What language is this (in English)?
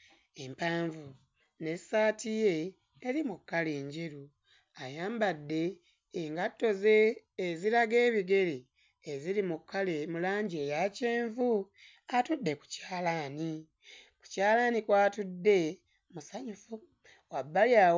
Ganda